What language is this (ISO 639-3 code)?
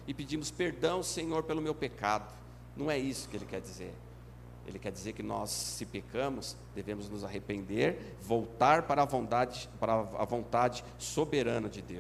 por